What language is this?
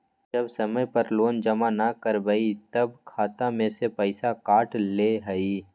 Magahi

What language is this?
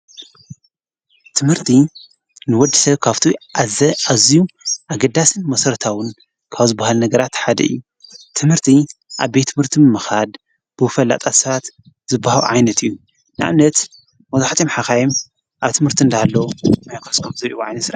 Tigrinya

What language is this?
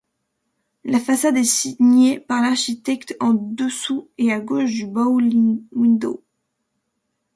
French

